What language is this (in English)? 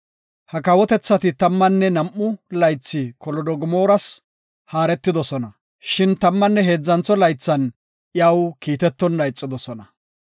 Gofa